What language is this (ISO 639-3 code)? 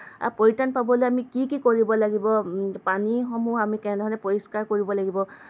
asm